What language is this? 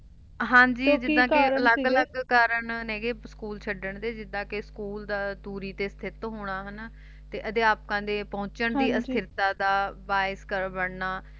Punjabi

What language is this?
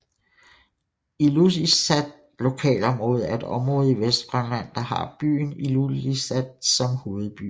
Danish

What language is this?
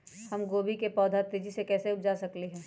Magahi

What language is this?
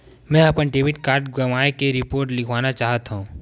Chhattisgarhi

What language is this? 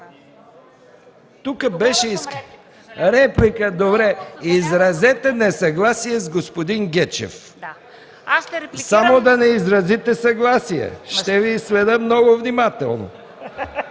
Bulgarian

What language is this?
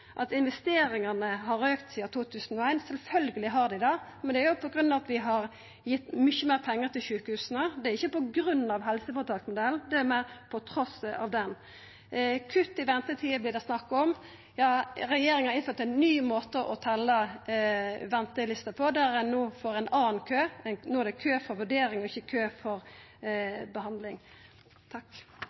Norwegian Nynorsk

